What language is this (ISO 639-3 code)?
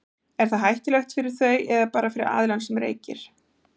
isl